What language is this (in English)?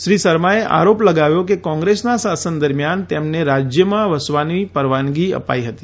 Gujarati